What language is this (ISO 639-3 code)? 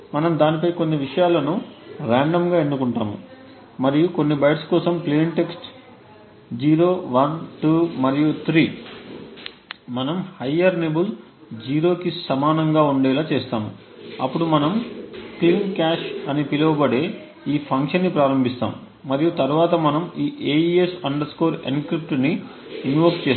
tel